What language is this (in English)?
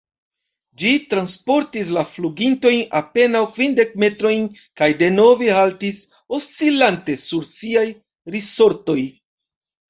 Esperanto